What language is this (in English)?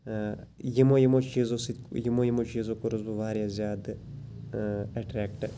Kashmiri